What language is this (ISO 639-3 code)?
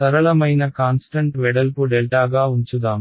tel